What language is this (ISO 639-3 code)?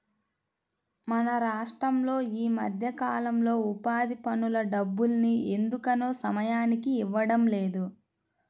tel